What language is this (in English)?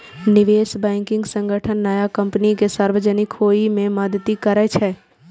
Maithili